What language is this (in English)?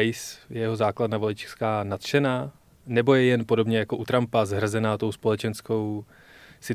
Czech